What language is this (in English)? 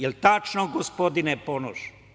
Serbian